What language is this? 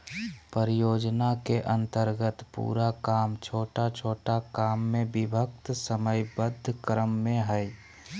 Magahi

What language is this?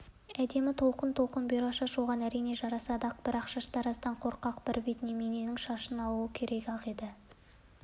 Kazakh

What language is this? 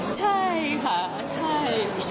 Thai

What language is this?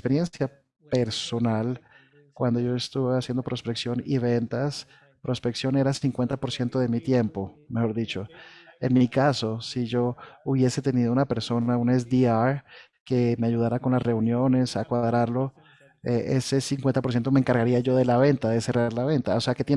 Spanish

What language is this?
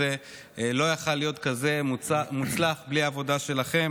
Hebrew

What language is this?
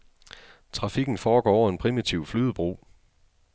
Danish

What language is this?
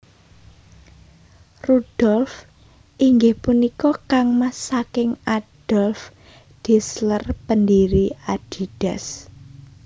Javanese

